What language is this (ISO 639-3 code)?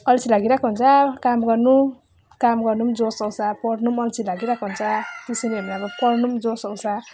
nep